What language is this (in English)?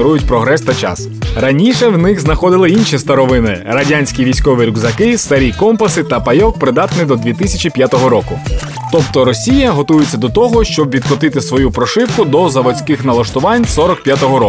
Ukrainian